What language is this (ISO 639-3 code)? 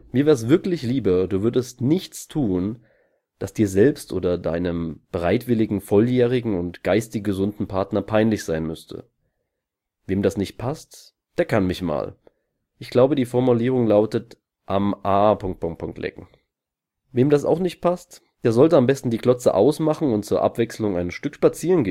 deu